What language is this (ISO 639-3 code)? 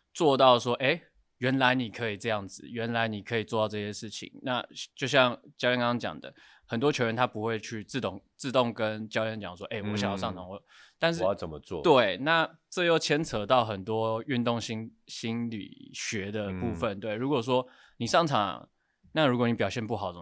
zho